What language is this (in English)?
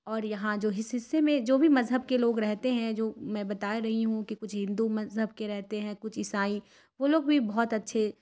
Urdu